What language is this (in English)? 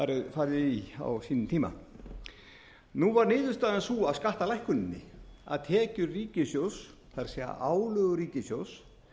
Icelandic